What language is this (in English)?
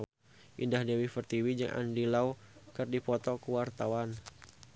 Sundanese